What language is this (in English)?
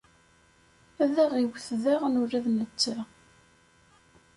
Kabyle